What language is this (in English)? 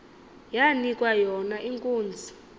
Xhosa